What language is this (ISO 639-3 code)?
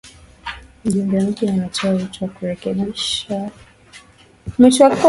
swa